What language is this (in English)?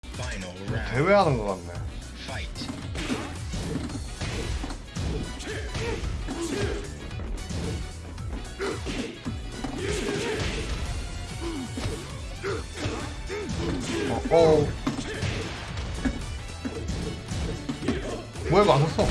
Japanese